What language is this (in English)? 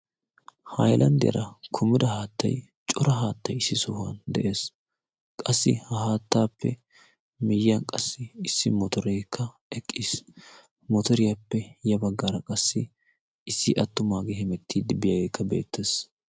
Wolaytta